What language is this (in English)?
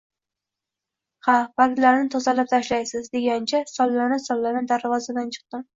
Uzbek